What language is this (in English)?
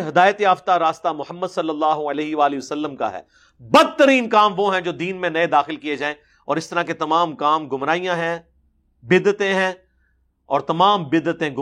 Urdu